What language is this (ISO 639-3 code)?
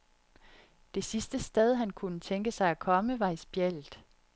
dan